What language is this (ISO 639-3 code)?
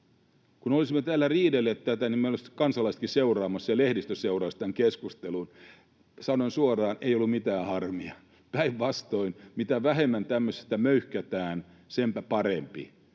fin